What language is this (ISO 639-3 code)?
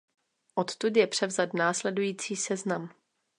ces